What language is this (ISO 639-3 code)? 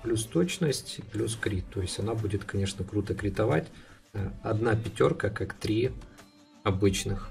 rus